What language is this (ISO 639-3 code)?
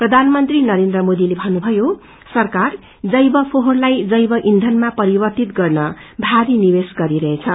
nep